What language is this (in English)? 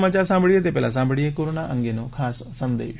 Gujarati